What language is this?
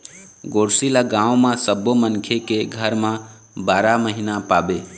Chhattisgarhi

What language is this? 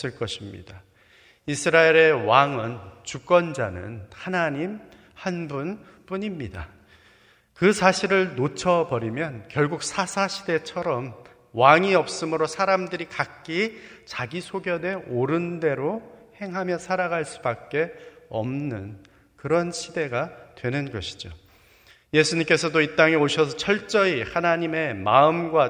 Korean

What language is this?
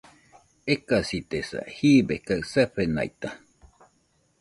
Nüpode Huitoto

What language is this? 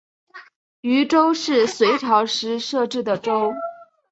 Chinese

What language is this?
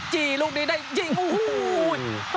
Thai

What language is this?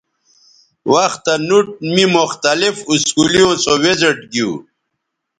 Bateri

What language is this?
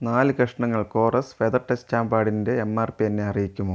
Malayalam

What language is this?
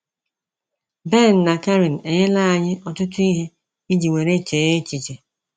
Igbo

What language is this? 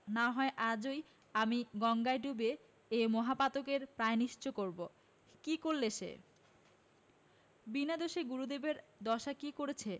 Bangla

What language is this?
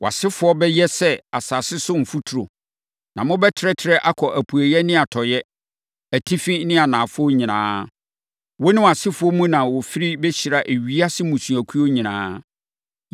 Akan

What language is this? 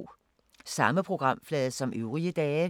Danish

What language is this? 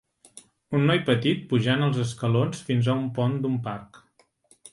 Catalan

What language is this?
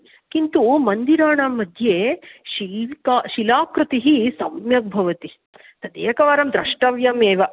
Sanskrit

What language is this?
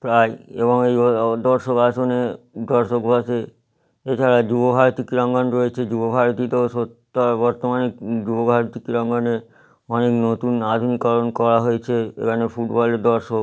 Bangla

